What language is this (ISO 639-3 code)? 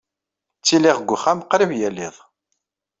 kab